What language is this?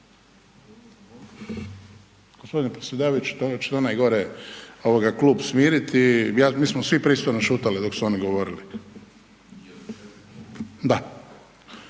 Croatian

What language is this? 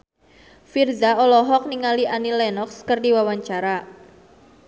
Sundanese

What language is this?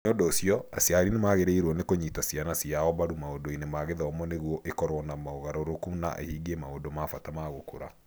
Kikuyu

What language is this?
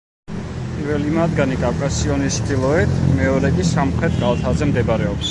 Georgian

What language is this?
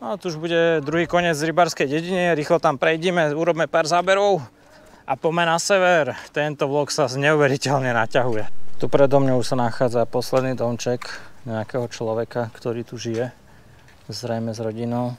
Slovak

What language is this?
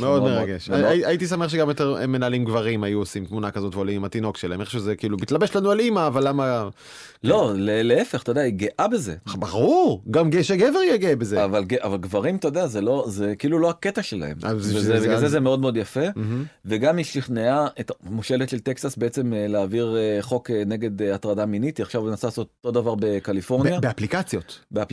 Hebrew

